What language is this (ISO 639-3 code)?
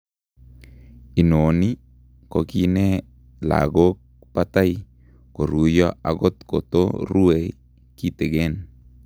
kln